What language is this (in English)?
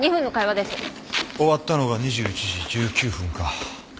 Japanese